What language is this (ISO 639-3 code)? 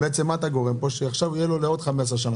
heb